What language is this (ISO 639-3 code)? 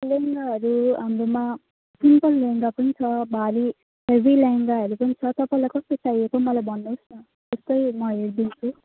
nep